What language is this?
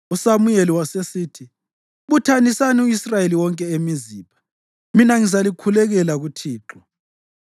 North Ndebele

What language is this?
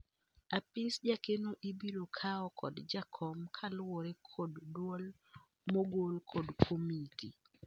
Luo (Kenya and Tanzania)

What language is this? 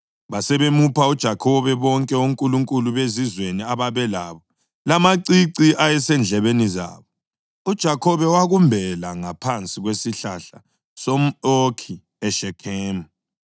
North Ndebele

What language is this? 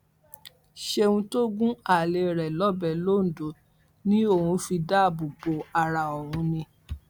Yoruba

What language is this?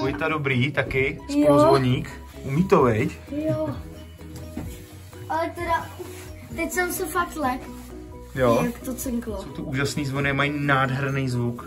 Czech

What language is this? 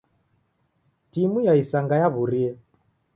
Taita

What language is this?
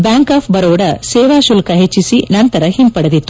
Kannada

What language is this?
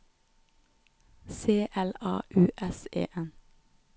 Norwegian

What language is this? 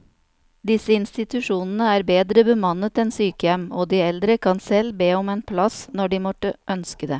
Norwegian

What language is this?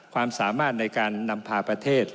Thai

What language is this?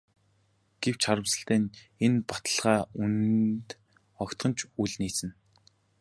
Mongolian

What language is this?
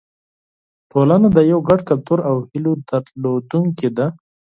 Pashto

